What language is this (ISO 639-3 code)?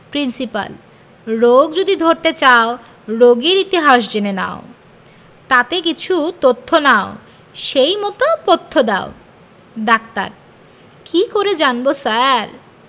ben